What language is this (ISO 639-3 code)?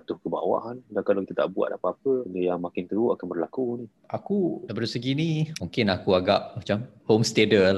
msa